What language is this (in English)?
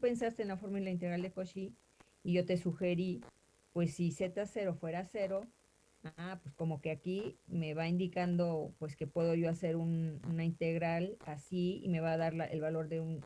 Spanish